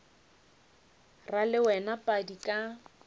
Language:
Northern Sotho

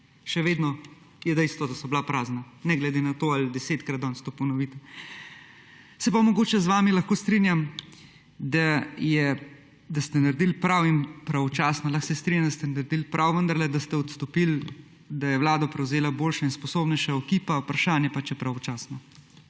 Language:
Slovenian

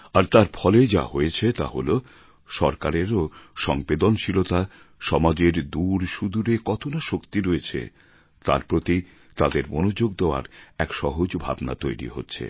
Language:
Bangla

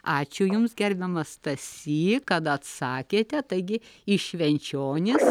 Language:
Lithuanian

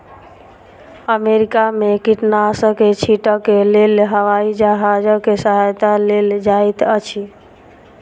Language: Maithili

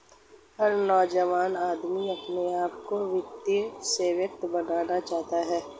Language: Hindi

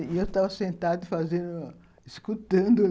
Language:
Portuguese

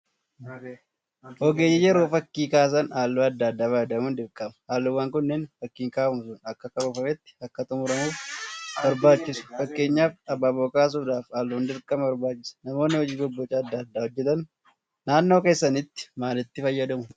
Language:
Oromo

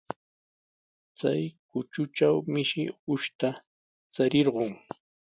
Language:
Sihuas Ancash Quechua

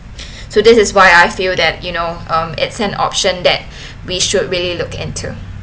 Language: English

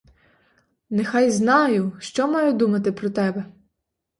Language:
Ukrainian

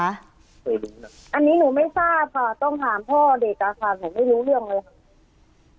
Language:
Thai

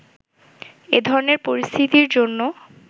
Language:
Bangla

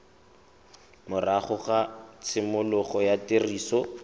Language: Tswana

